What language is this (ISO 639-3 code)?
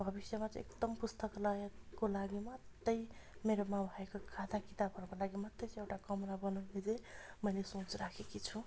nep